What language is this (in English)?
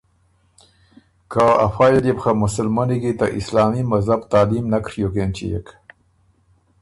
Ormuri